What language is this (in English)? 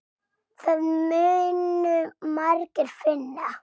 Icelandic